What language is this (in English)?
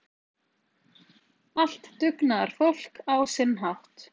Icelandic